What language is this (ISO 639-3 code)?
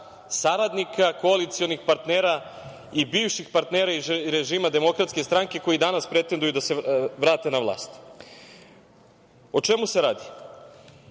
srp